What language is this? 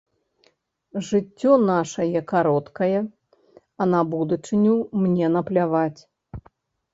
Belarusian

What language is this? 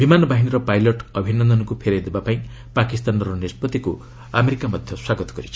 Odia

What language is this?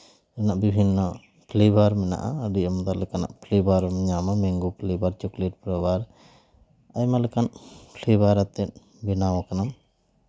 Santali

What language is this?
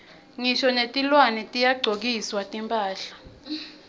Swati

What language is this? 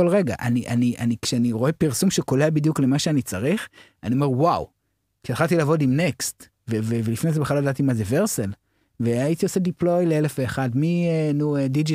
Hebrew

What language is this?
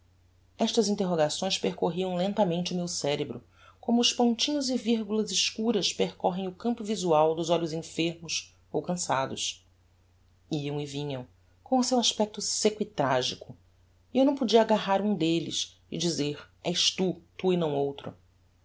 Portuguese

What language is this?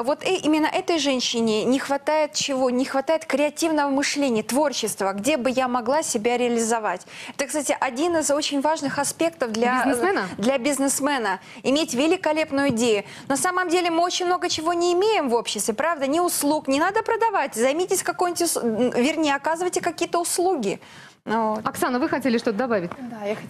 Russian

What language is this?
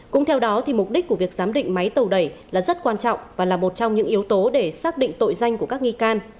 Vietnamese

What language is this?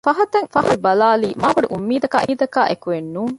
Divehi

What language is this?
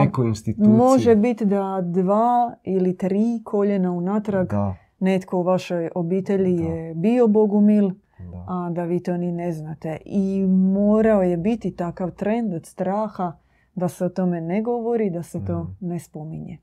Croatian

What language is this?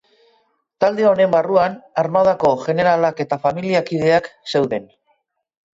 Basque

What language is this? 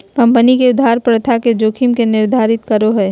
Magahi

